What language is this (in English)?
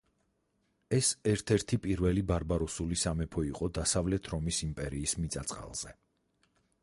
Georgian